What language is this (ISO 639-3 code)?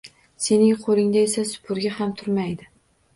uzb